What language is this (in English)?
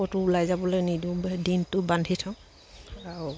Assamese